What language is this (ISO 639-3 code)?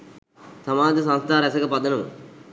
sin